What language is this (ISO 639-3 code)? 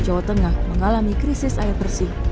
ind